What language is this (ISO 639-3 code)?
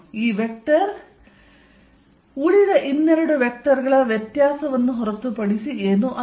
kan